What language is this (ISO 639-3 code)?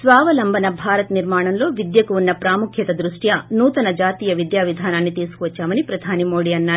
tel